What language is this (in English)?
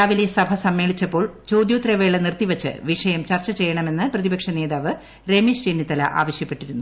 Malayalam